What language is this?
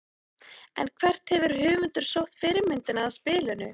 Icelandic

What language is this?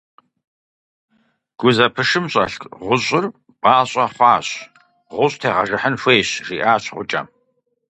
Kabardian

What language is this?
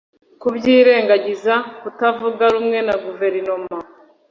Kinyarwanda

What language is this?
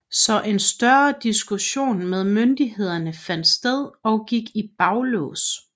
Danish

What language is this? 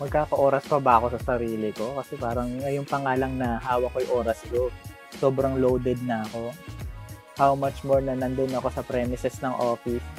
Filipino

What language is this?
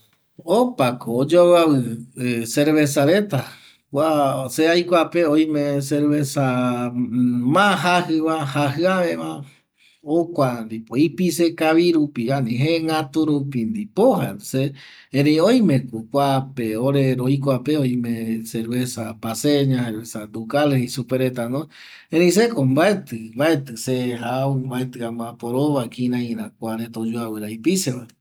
Eastern Bolivian Guaraní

